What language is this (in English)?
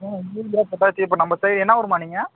Tamil